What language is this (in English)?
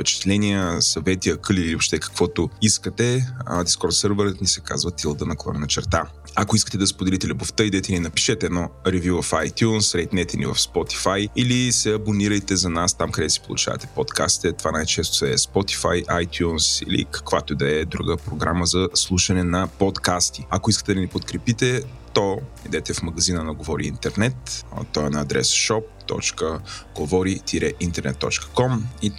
Bulgarian